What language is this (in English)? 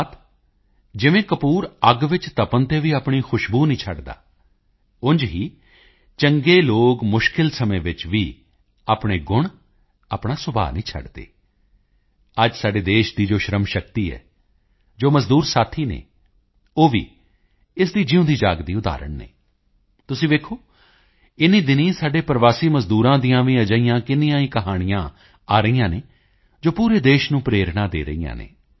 Punjabi